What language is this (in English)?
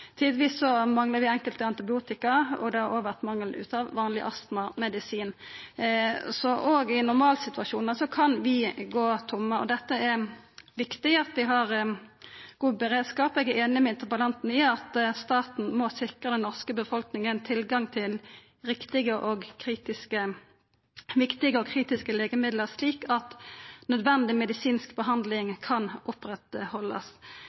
Norwegian Nynorsk